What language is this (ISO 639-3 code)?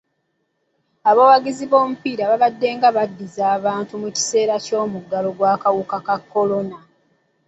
lug